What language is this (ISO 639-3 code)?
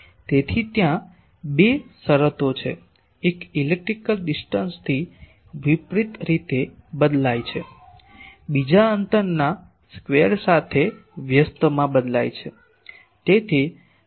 guj